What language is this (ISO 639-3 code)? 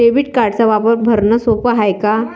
mar